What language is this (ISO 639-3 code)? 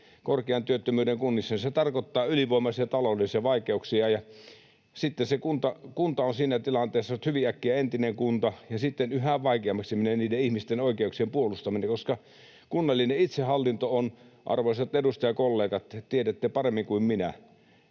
fin